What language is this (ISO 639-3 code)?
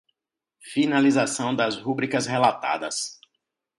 por